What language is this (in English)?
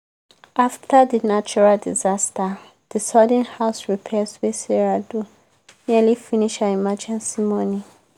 Nigerian Pidgin